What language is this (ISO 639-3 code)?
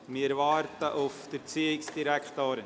gsw